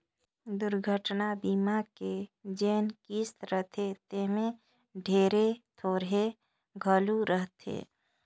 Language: Chhattisgarhi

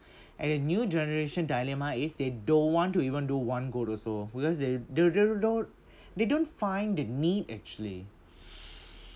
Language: English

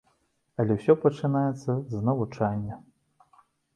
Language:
Belarusian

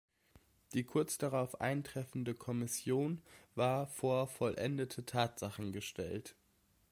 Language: German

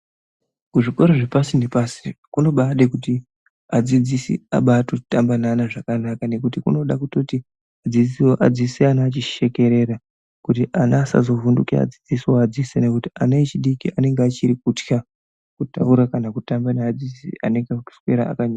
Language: Ndau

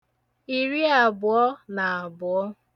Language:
Igbo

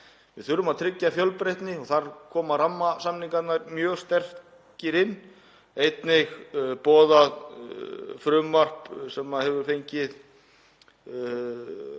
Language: Icelandic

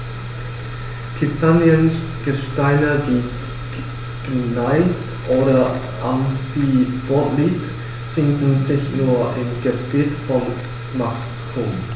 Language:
German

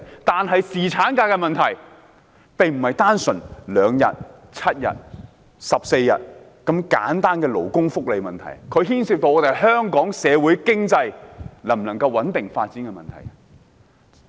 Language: Cantonese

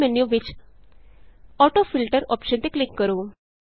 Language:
Punjabi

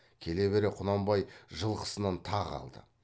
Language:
Kazakh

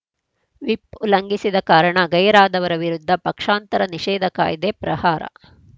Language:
Kannada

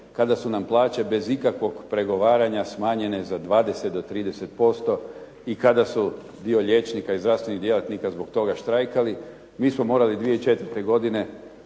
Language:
Croatian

